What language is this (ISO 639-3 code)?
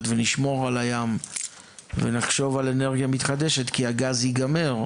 heb